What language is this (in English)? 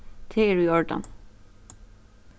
Faroese